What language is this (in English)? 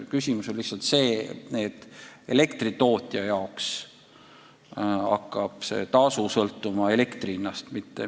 Estonian